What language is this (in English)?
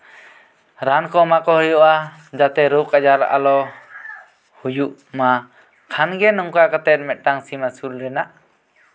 Santali